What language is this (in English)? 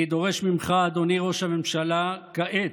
Hebrew